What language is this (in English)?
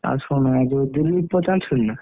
Odia